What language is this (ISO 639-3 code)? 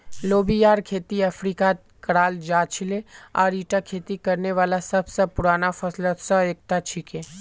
mag